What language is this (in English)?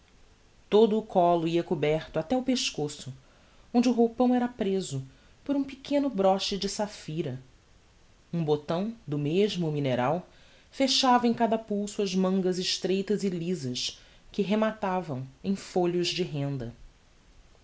Portuguese